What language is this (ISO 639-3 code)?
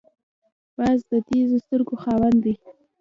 pus